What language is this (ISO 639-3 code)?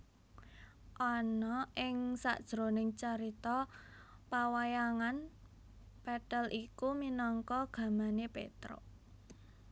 jav